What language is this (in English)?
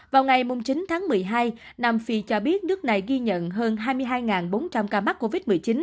Vietnamese